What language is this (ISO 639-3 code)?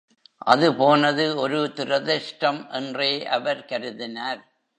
tam